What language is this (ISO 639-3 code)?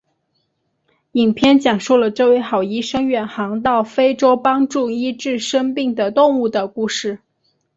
zho